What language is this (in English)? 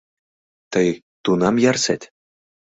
Mari